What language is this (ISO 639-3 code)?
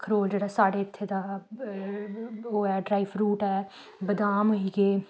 doi